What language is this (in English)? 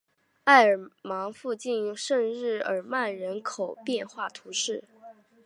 Chinese